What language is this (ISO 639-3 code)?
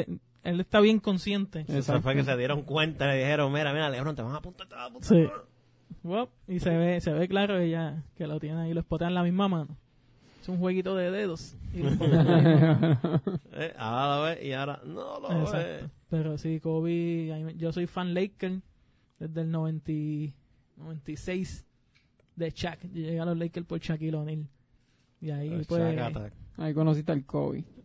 spa